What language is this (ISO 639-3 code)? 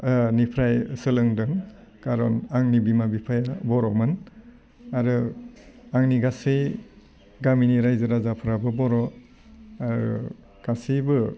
brx